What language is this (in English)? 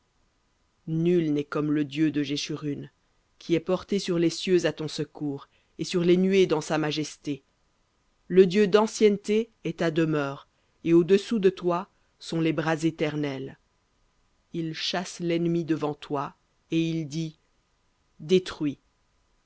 French